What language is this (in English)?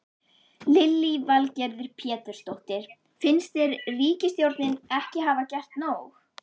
Icelandic